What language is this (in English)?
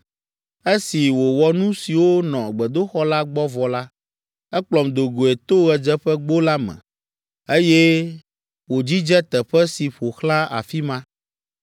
Ewe